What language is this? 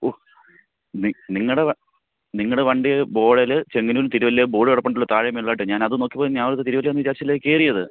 Malayalam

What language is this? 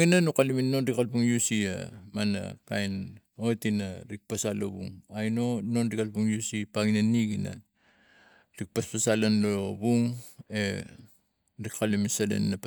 Tigak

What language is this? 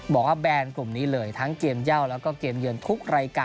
Thai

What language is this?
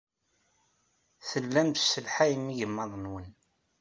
Kabyle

